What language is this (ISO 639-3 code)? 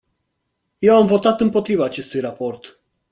ron